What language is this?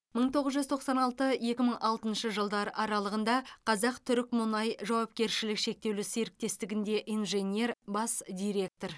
Kazakh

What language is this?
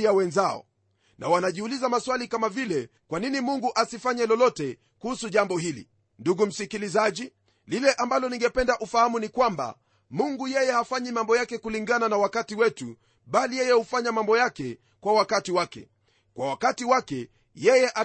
Swahili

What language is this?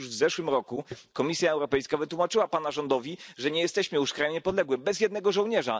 Polish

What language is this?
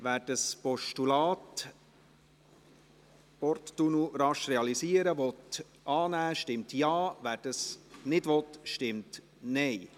Swiss German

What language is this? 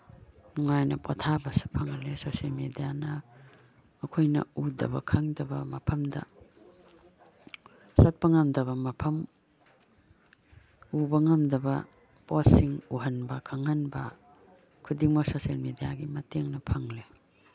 Manipuri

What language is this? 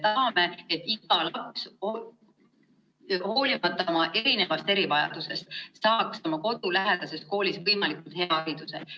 Estonian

